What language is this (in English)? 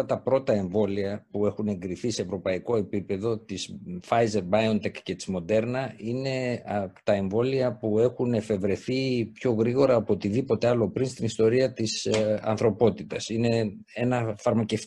Greek